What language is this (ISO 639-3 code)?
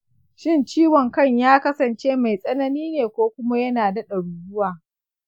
hau